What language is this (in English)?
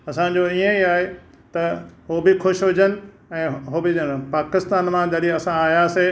Sindhi